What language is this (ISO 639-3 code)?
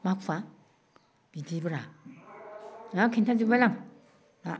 brx